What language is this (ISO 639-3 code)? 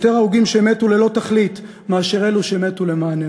heb